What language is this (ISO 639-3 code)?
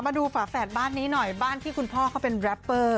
tha